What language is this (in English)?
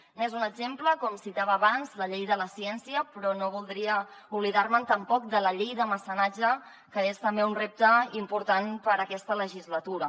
Catalan